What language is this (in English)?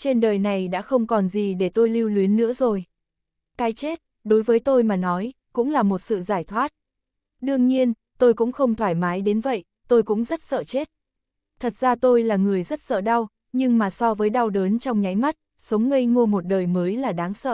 Vietnamese